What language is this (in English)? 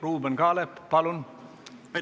Estonian